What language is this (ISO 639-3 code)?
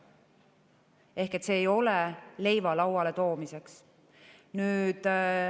est